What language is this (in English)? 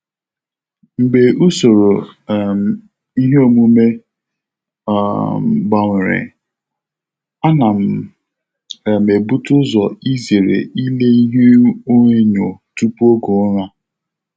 Igbo